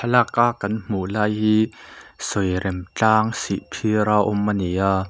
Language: Mizo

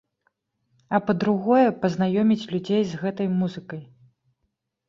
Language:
Belarusian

